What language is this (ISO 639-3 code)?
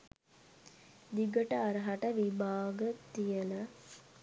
sin